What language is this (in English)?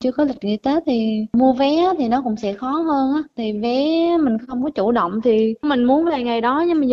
Vietnamese